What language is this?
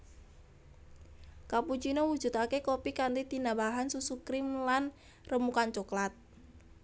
Javanese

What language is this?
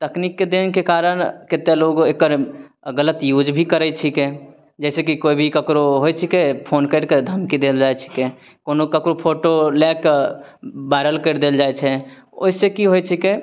Maithili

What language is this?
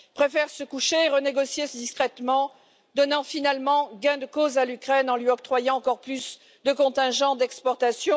French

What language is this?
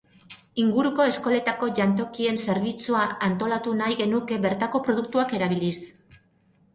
Basque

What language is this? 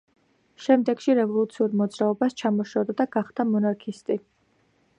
Georgian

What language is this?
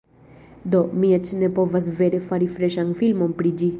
Esperanto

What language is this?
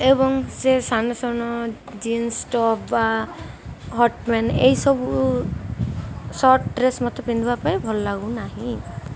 Odia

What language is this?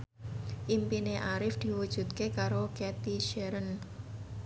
Javanese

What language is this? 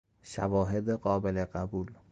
Persian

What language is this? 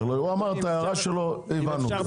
Hebrew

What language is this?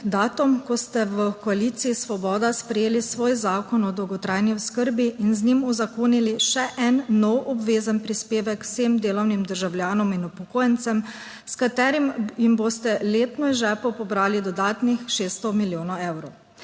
Slovenian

